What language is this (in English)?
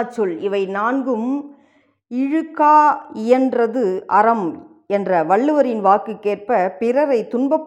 Tamil